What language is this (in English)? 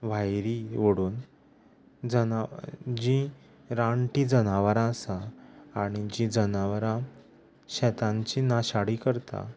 Konkani